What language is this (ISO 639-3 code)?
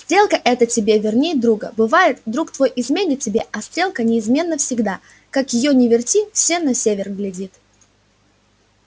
rus